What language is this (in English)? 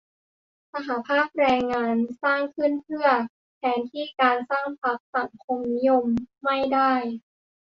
Thai